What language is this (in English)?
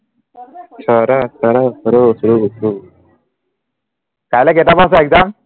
Assamese